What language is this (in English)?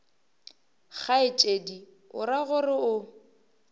Northern Sotho